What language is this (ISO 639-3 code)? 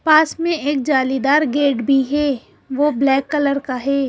hin